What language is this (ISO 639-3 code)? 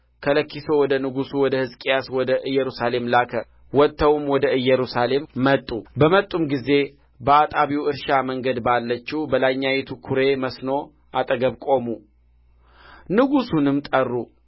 amh